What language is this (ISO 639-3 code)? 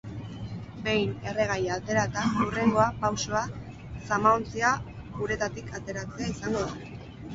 eus